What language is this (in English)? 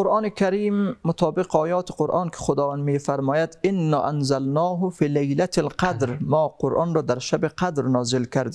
Persian